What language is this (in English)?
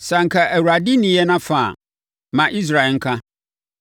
Akan